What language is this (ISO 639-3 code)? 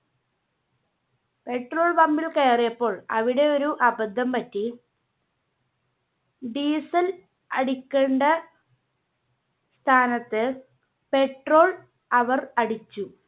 mal